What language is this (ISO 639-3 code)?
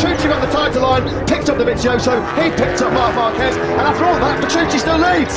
ind